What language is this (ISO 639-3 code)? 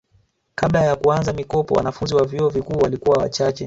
swa